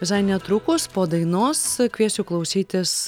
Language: Lithuanian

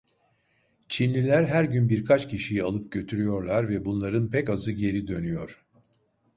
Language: Turkish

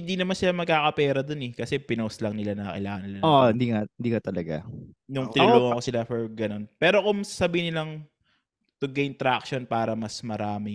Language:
Filipino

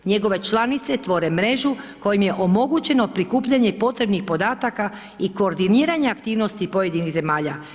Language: Croatian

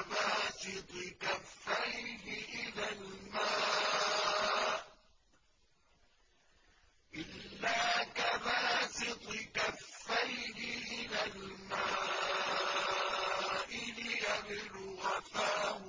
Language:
Arabic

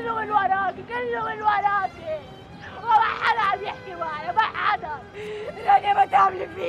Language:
Arabic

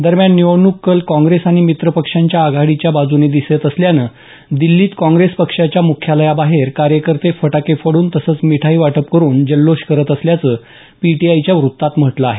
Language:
Marathi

